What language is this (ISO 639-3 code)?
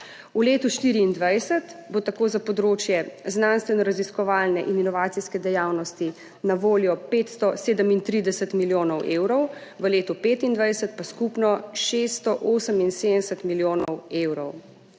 slv